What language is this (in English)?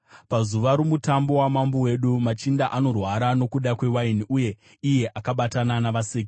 Shona